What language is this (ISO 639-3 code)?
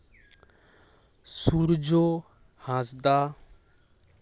sat